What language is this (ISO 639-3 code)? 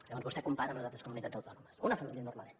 cat